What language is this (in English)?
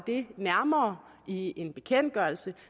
Danish